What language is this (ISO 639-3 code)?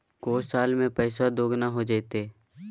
mag